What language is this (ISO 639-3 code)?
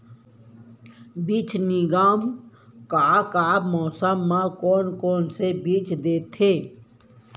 hne